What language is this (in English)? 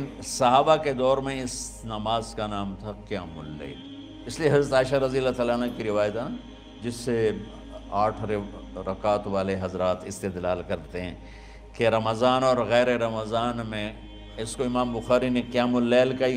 Urdu